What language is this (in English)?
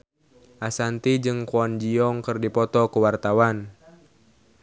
Sundanese